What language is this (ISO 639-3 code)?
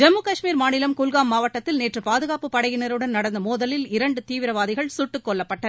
tam